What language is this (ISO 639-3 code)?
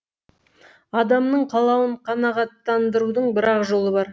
kaz